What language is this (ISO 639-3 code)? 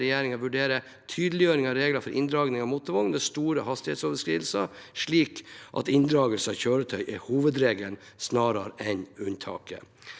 nor